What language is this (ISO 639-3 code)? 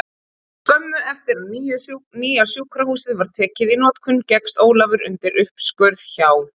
isl